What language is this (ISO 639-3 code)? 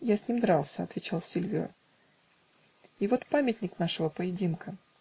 rus